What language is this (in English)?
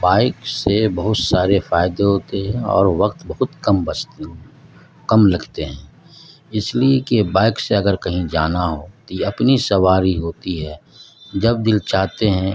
Urdu